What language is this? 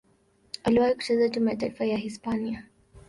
Swahili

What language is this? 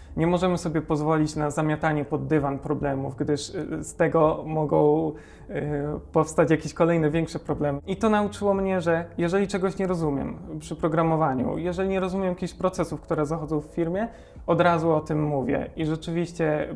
Polish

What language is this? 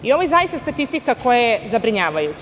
Serbian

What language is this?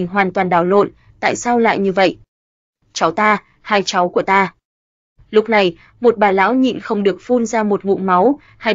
Vietnamese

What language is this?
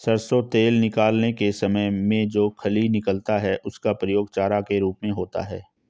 Hindi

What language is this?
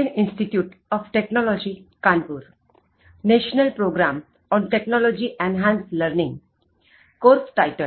Gujarati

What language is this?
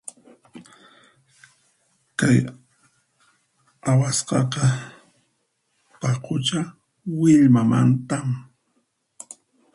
Puno Quechua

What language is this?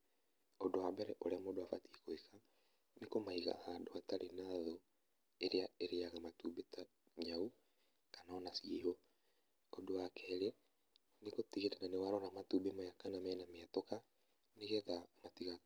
Kikuyu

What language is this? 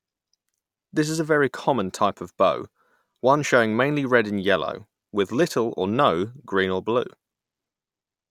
English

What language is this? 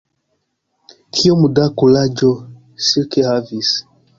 Esperanto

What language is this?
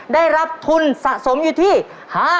Thai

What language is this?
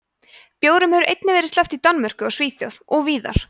Icelandic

